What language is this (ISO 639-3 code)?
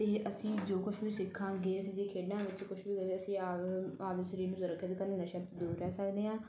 pan